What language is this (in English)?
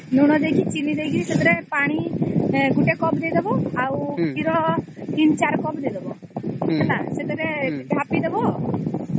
Odia